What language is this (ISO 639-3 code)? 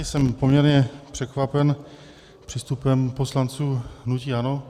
ces